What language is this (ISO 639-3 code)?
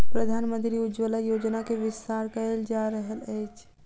mai